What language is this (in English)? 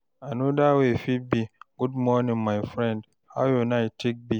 Nigerian Pidgin